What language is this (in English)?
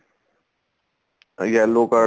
Punjabi